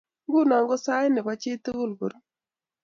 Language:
Kalenjin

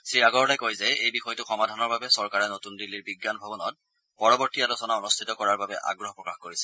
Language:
Assamese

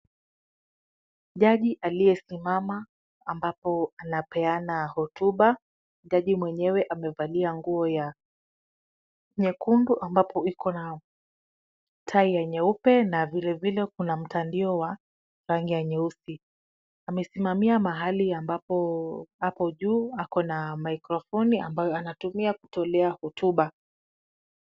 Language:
Swahili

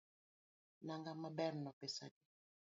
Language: Luo (Kenya and Tanzania)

